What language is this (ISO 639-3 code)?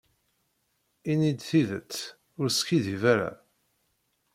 kab